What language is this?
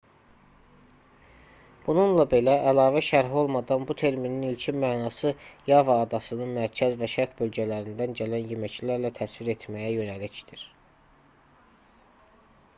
Azerbaijani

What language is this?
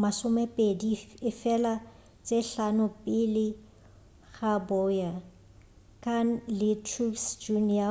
Northern Sotho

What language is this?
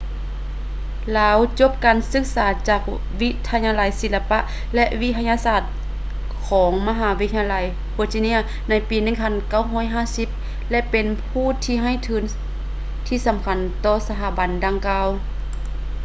Lao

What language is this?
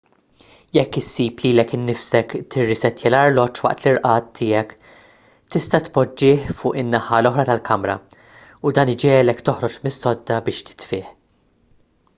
Maltese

